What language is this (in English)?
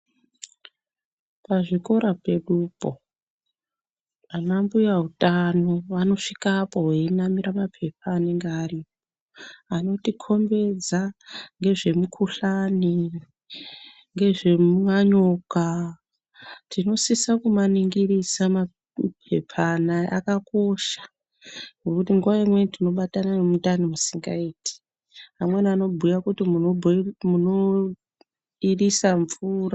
Ndau